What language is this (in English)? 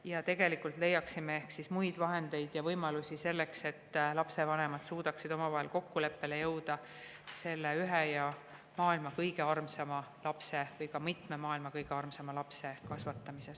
Estonian